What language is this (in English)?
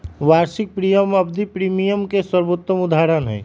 Magahi